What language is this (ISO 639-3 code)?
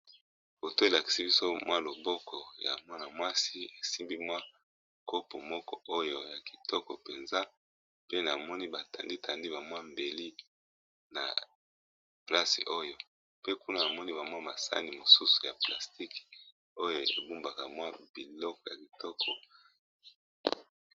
lin